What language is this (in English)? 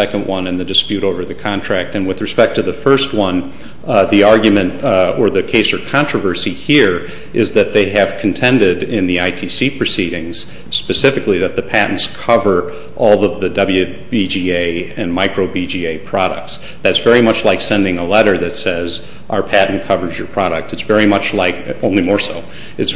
English